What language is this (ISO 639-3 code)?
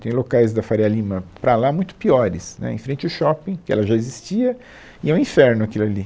por